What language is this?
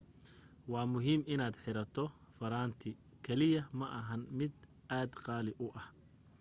Somali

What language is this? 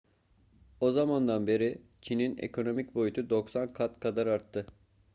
Turkish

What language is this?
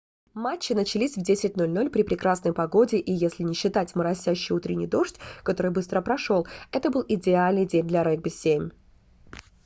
Russian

